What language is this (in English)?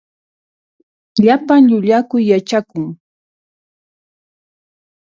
Puno Quechua